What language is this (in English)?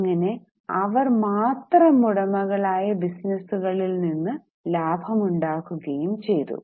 Malayalam